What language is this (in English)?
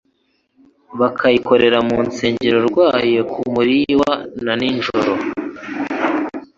Kinyarwanda